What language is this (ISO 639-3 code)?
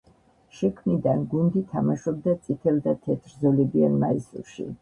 kat